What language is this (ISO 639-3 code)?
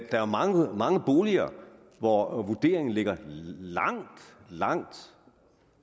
dan